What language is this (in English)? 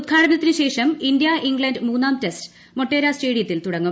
Malayalam